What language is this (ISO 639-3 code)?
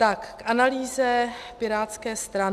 ces